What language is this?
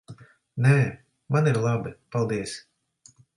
Latvian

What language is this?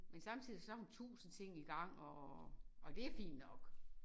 Danish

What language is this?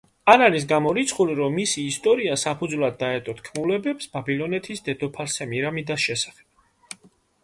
Georgian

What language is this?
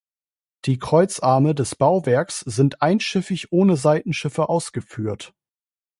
German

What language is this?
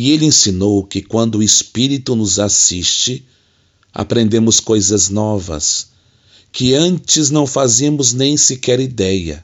Portuguese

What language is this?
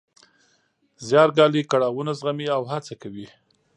Pashto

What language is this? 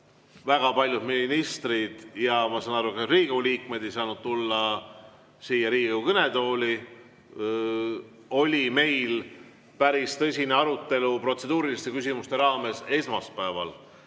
Estonian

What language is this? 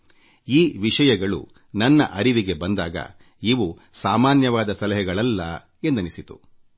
Kannada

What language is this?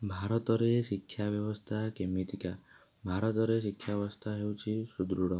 Odia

